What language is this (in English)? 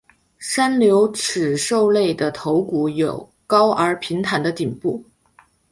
Chinese